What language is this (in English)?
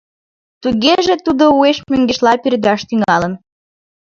Mari